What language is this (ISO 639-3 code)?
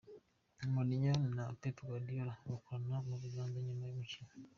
kin